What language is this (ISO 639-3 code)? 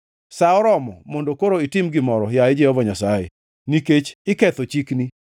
luo